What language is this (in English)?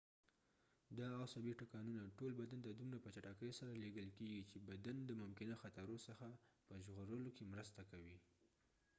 Pashto